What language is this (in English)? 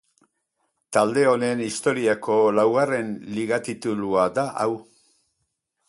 Basque